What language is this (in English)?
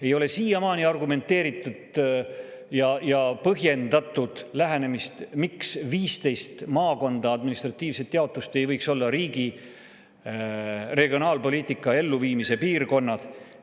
Estonian